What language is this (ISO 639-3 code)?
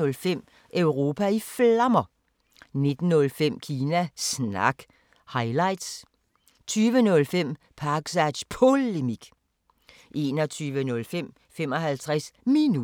dan